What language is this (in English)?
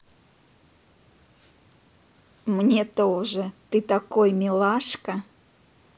Russian